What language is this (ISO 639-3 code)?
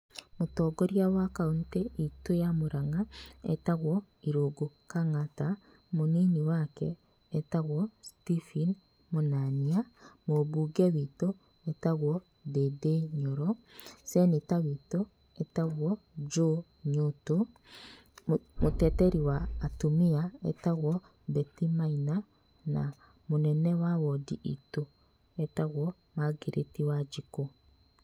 kik